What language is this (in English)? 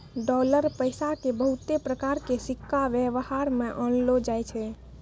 Maithili